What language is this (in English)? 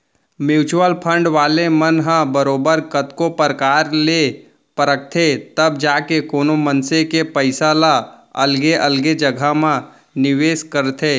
Chhattisgarhi